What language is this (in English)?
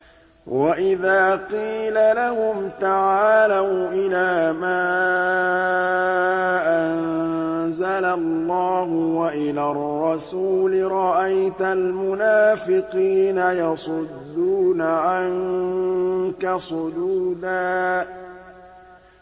Arabic